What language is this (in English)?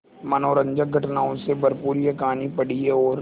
Hindi